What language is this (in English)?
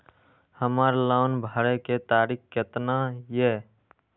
Maithili